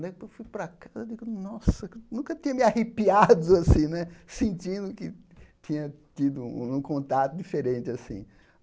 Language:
Portuguese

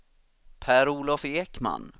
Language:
Swedish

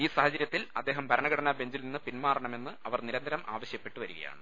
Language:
Malayalam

